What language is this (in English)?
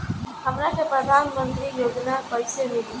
Bhojpuri